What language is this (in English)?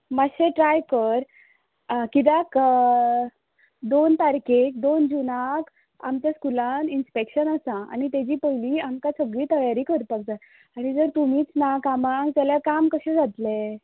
Konkani